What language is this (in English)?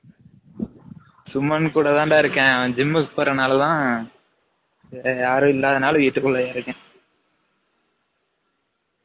Tamil